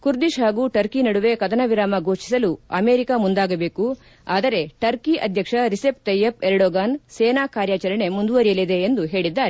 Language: Kannada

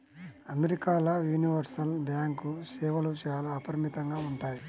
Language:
Telugu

